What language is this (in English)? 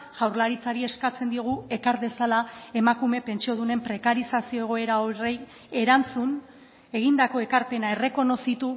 Basque